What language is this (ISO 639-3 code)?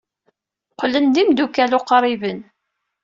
kab